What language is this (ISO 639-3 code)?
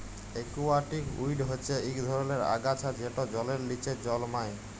ben